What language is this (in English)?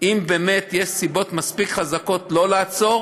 Hebrew